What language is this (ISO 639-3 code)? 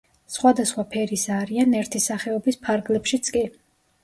kat